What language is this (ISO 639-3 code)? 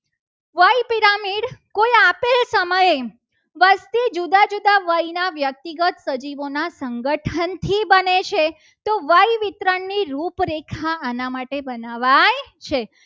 guj